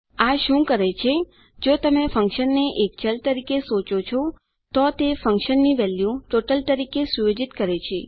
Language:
Gujarati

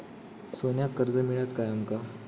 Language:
Marathi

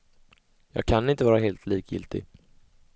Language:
Swedish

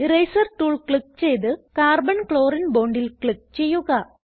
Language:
Malayalam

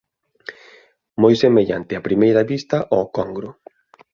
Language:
Galician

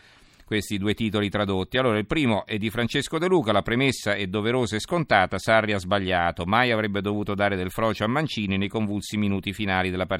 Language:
Italian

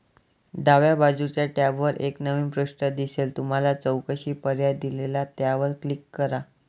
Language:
Marathi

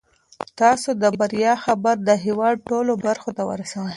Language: Pashto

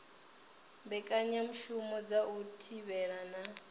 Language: Venda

